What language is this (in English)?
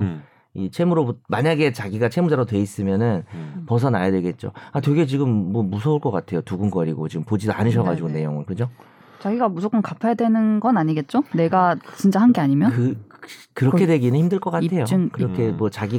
Korean